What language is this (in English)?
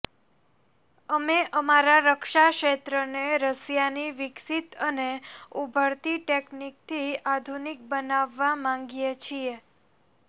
Gujarati